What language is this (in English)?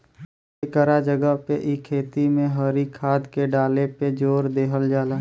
Bhojpuri